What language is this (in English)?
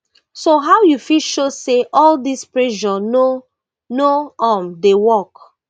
Nigerian Pidgin